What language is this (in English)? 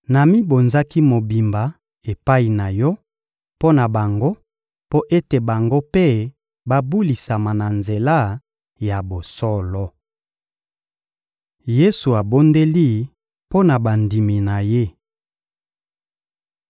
Lingala